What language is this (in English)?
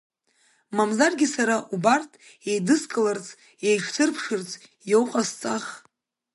Abkhazian